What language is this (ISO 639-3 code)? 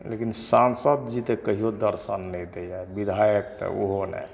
mai